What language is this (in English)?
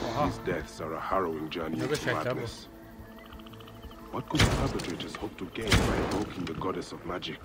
Turkish